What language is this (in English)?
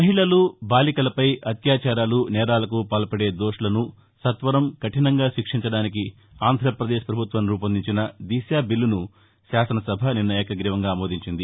Telugu